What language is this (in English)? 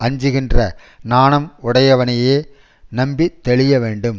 Tamil